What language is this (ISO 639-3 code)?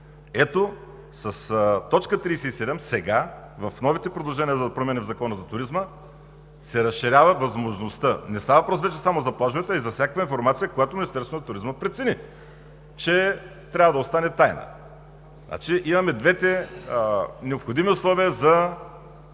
bul